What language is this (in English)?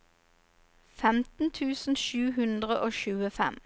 Norwegian